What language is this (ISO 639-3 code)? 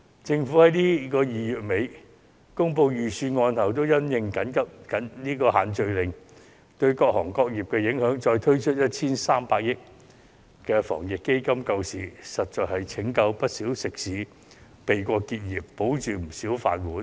yue